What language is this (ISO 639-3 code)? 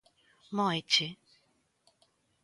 glg